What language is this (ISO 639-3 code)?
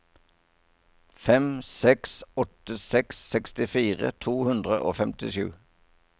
nor